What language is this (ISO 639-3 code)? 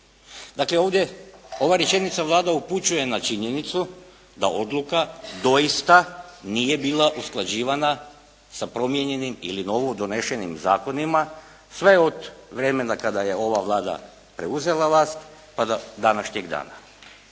hrv